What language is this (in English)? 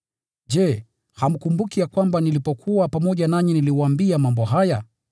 Swahili